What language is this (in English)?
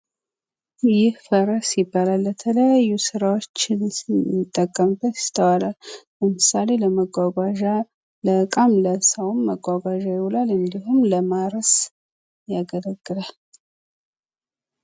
Amharic